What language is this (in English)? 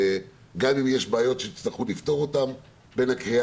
Hebrew